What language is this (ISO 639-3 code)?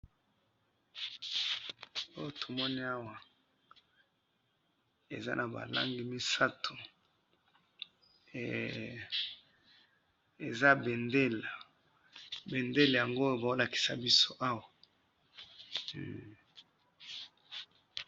lin